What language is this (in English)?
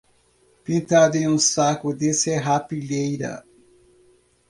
Portuguese